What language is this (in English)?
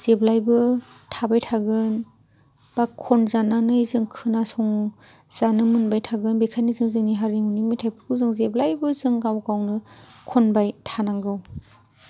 Bodo